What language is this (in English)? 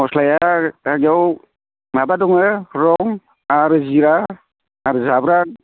Bodo